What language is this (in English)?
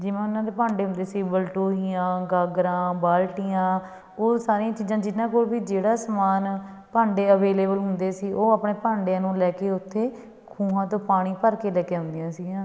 Punjabi